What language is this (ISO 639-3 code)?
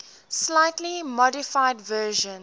eng